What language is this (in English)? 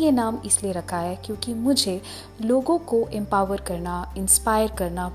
Hindi